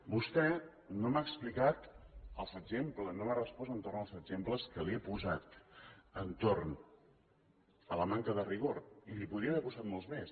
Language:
Catalan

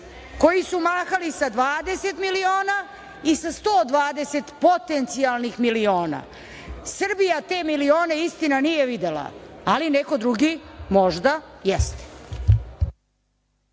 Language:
Serbian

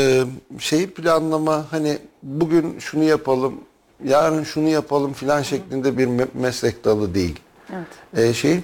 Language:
Turkish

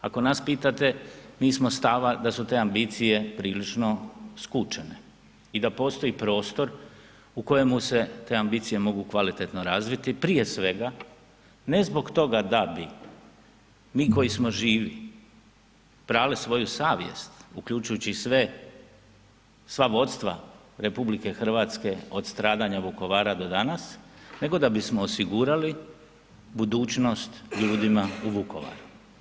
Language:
Croatian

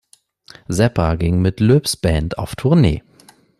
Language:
German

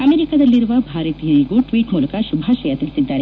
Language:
Kannada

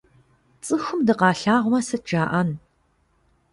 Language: Kabardian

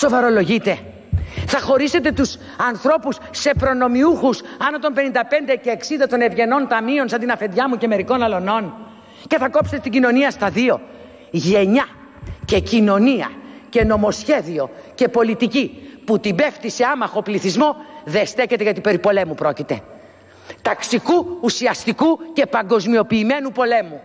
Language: Greek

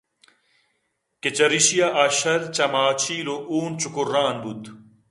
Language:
Eastern Balochi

